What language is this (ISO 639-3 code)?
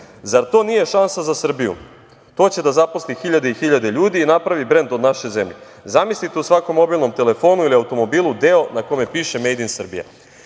srp